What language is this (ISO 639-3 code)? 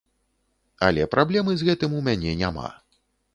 bel